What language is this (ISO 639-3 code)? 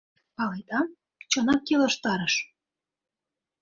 chm